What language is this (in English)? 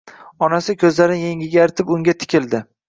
Uzbek